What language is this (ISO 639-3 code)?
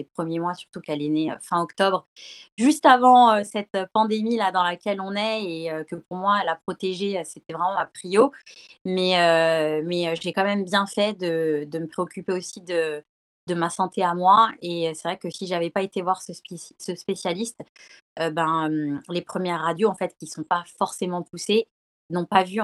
fra